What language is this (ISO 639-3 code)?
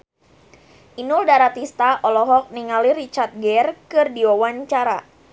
sun